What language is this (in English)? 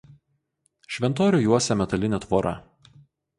Lithuanian